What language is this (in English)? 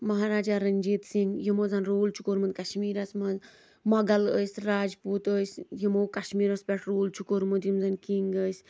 Kashmiri